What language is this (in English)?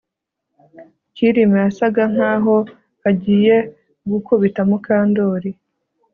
Kinyarwanda